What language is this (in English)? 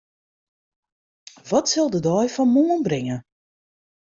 Western Frisian